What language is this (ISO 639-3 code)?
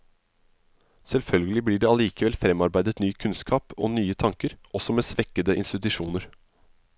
nor